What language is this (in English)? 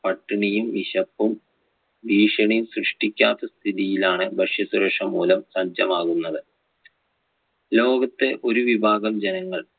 Malayalam